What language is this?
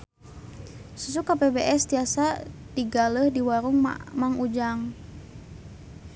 Sundanese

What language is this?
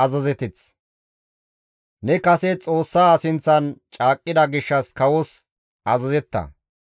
Gamo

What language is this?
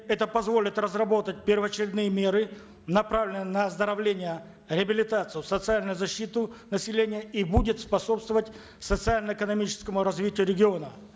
Kazakh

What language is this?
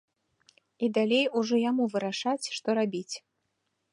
Belarusian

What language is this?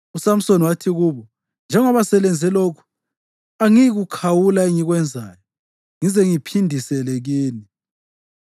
North Ndebele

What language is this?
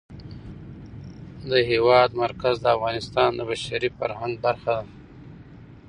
Pashto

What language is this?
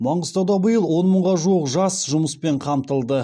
Kazakh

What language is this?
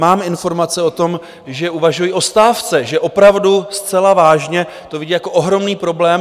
Czech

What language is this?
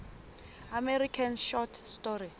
Southern Sotho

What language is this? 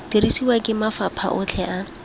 Tswana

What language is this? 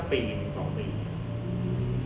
Thai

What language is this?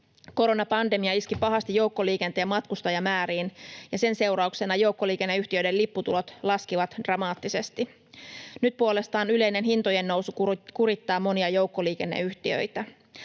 Finnish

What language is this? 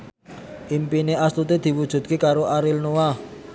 Javanese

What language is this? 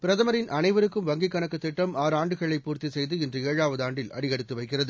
Tamil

